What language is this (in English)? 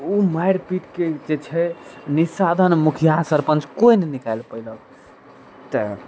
Maithili